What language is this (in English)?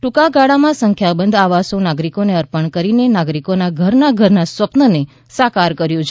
Gujarati